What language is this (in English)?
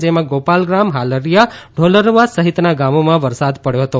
Gujarati